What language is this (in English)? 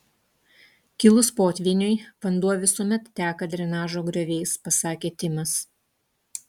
Lithuanian